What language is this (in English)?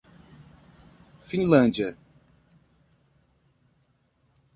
Portuguese